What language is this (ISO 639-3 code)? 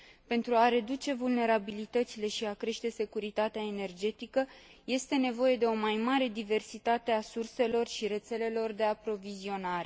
ron